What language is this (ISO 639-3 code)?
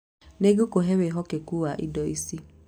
kik